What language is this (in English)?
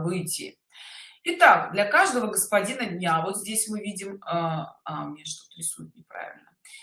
Russian